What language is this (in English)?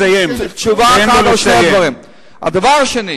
Hebrew